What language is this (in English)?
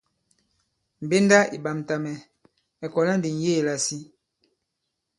Bankon